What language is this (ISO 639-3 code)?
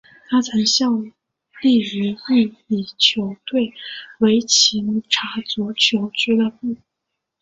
zho